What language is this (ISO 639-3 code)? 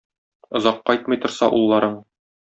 tat